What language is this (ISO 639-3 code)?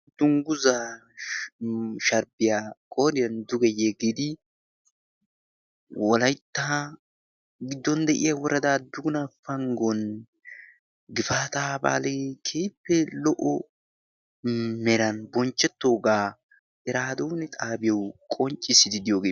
wal